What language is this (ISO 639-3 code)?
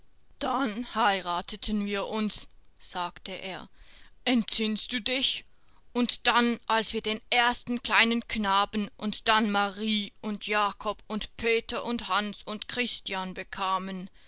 deu